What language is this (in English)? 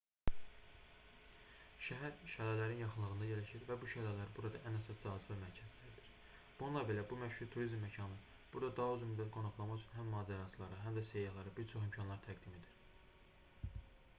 Azerbaijani